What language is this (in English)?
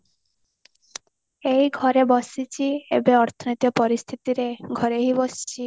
Odia